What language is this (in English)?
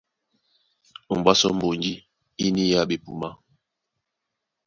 Duala